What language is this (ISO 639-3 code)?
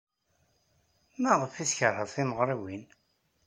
kab